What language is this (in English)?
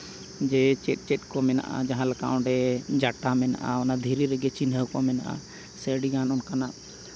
Santali